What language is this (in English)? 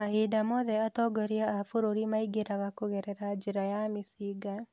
Kikuyu